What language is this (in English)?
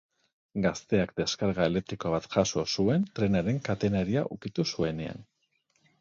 Basque